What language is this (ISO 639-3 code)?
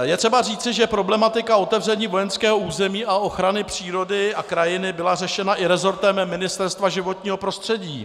ces